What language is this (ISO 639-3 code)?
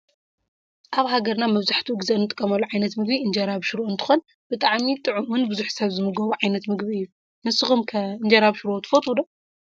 tir